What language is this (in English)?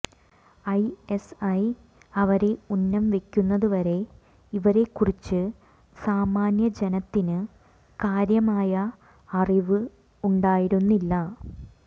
Malayalam